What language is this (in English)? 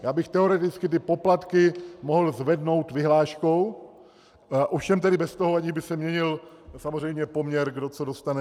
Czech